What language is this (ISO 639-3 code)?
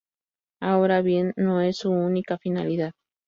spa